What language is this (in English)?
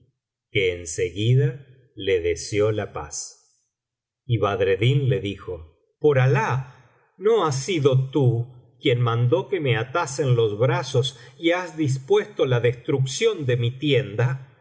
Spanish